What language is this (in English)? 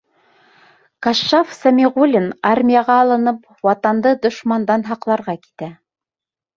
Bashkir